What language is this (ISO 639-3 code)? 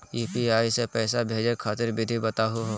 mag